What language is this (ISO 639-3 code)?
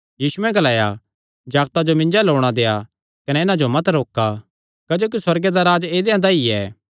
xnr